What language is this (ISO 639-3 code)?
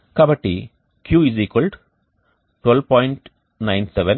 tel